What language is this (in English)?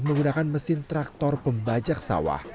Indonesian